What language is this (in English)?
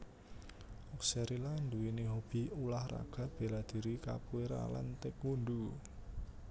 Javanese